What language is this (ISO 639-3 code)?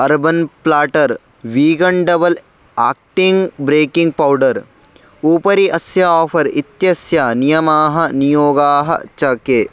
san